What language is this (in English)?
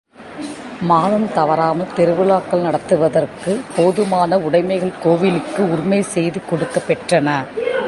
Tamil